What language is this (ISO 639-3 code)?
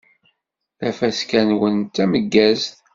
kab